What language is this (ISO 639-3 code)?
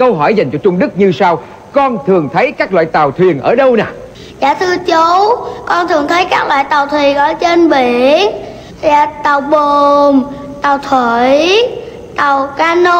vie